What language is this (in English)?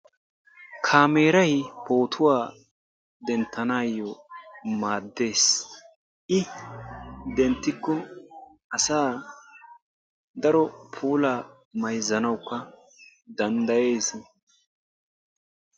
Wolaytta